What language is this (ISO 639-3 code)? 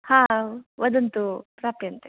san